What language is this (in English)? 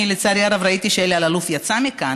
Hebrew